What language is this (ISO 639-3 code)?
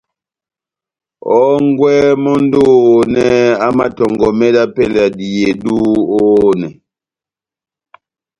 bnm